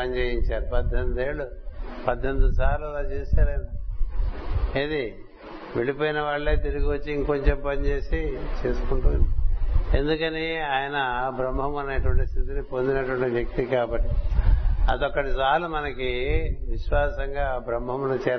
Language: Telugu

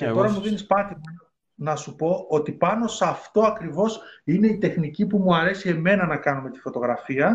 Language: Greek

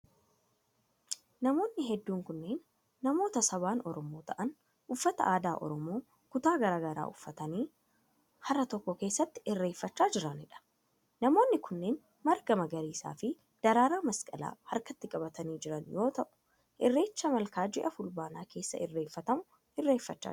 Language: Oromo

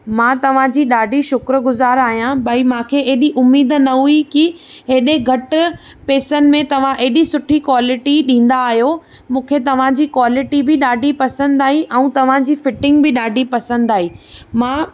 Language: Sindhi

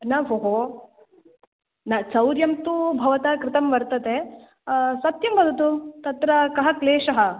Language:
Sanskrit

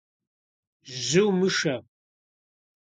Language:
Kabardian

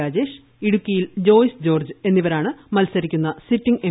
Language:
Malayalam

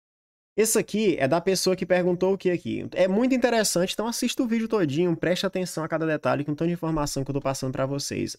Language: Portuguese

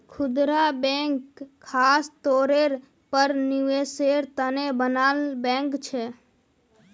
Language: Magahi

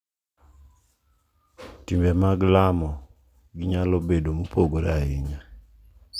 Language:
Luo (Kenya and Tanzania)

